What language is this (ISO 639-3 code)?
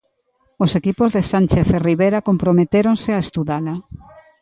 glg